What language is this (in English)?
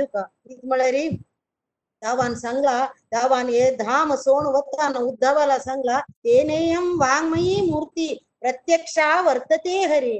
Kannada